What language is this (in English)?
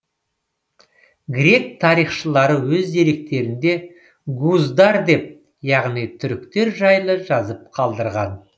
Kazakh